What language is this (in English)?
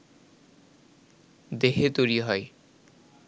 Bangla